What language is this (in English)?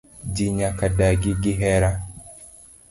Luo (Kenya and Tanzania)